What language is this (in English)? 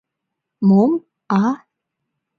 Mari